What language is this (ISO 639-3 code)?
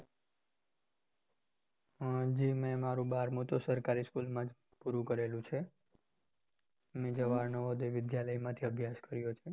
guj